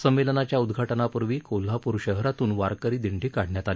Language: Marathi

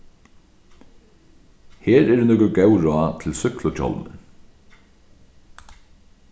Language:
Faroese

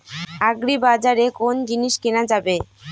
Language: Bangla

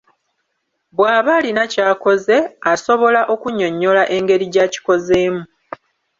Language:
Ganda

